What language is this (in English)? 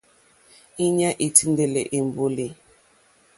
Mokpwe